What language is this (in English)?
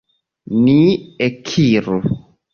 Esperanto